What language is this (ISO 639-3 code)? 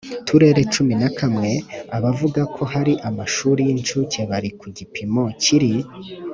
kin